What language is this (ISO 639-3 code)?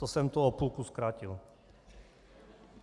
ces